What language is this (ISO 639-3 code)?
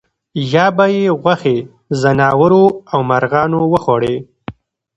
pus